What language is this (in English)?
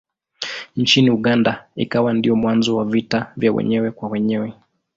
Swahili